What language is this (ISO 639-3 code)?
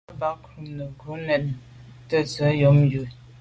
byv